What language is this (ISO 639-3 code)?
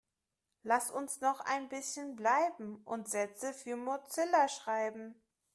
deu